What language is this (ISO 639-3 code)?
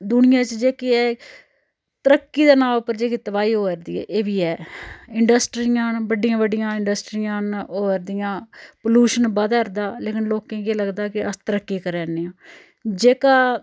doi